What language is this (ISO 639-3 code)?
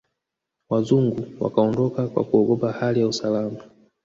swa